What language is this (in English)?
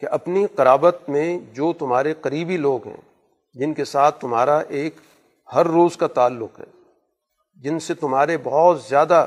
Urdu